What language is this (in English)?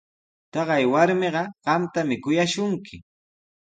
Sihuas Ancash Quechua